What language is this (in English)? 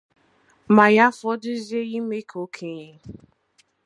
Igbo